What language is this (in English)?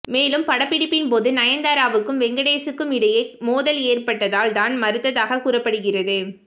Tamil